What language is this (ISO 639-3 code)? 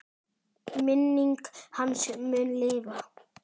isl